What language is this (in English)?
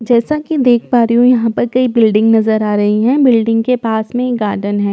Hindi